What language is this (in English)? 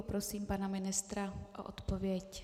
Czech